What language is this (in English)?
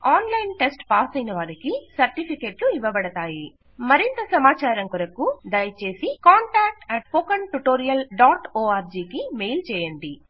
Telugu